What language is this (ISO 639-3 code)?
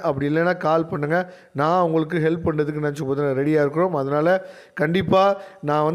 tam